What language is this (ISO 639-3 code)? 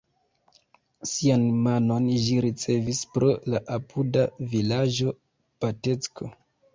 epo